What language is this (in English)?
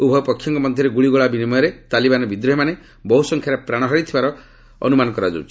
Odia